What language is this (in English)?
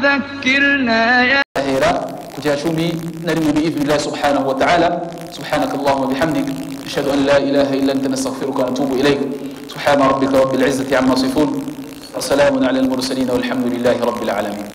Arabic